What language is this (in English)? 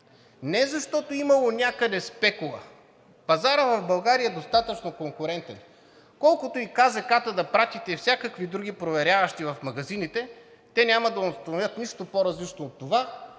Bulgarian